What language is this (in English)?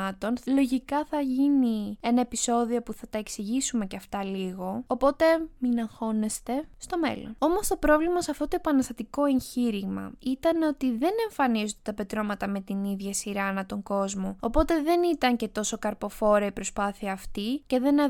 Greek